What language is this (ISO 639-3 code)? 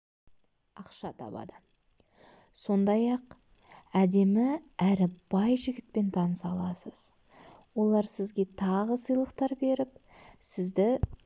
kaz